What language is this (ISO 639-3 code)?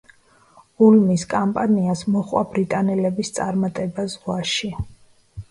kat